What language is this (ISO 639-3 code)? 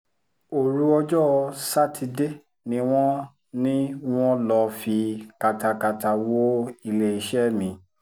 yor